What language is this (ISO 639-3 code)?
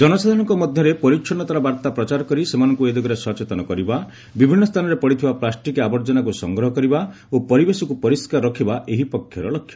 ori